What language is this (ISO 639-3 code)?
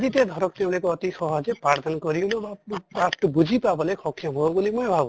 asm